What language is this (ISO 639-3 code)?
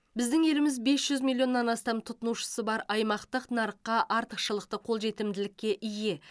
kaz